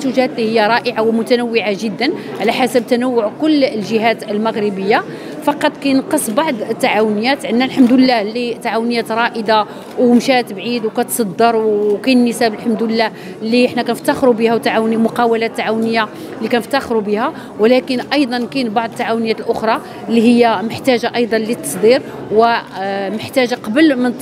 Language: Arabic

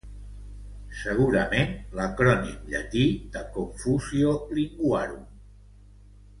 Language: Catalan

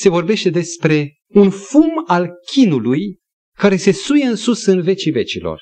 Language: Romanian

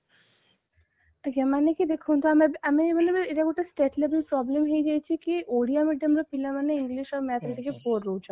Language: Odia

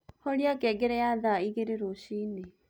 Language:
Kikuyu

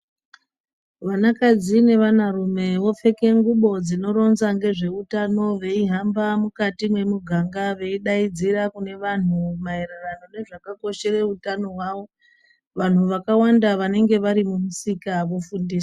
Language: Ndau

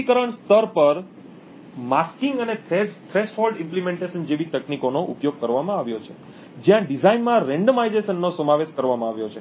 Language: Gujarati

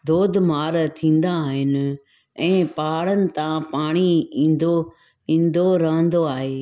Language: Sindhi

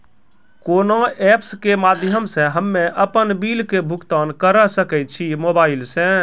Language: Maithili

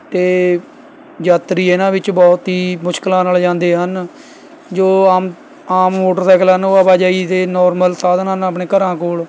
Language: Punjabi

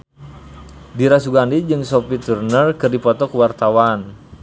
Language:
Sundanese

